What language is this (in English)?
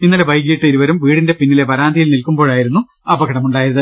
Malayalam